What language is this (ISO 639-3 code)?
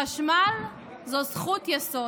heb